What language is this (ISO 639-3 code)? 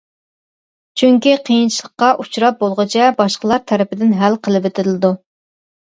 uig